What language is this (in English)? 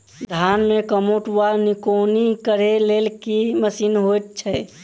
Maithili